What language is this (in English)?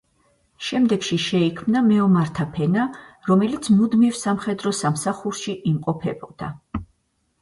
Georgian